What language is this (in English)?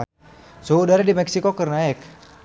Sundanese